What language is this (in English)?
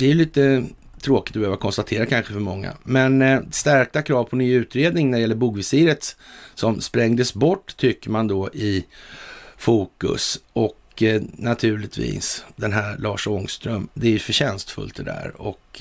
Swedish